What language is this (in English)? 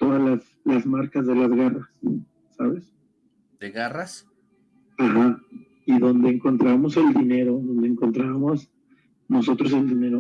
Spanish